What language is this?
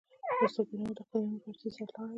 Pashto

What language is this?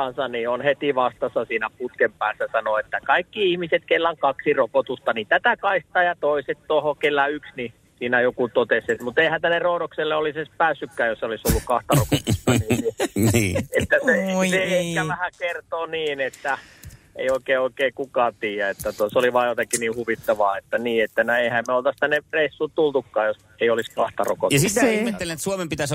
Finnish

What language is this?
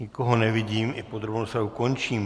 Czech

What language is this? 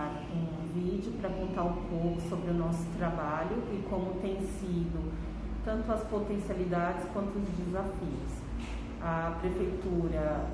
Portuguese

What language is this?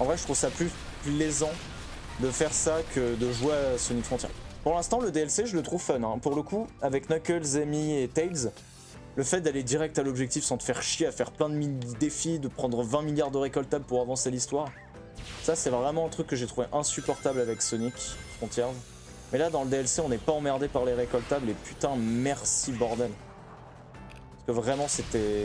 French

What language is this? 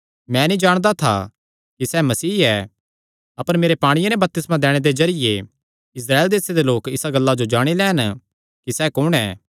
Kangri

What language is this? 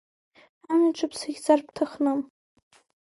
Abkhazian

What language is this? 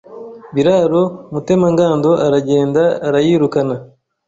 Kinyarwanda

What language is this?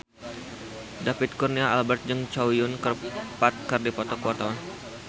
Sundanese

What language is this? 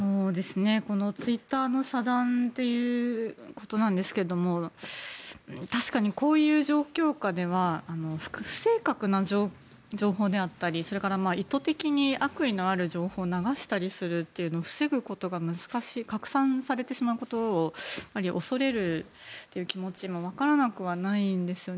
Japanese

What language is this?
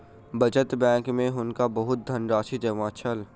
Maithili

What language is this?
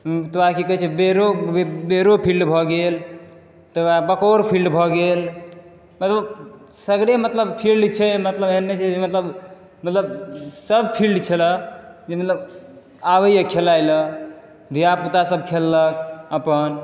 Maithili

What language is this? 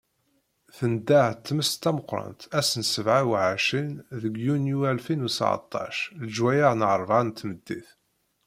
Kabyle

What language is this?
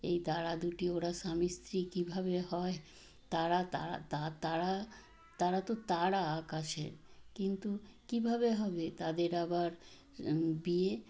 Bangla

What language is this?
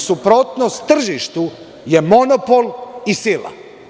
Serbian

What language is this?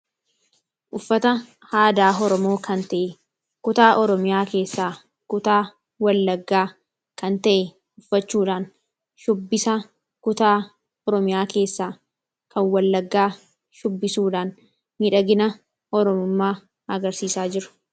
Oromo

